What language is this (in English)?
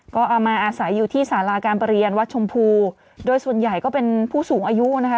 Thai